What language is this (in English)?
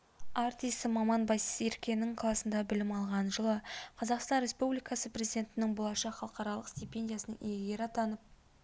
Kazakh